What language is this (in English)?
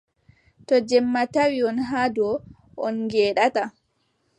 Adamawa Fulfulde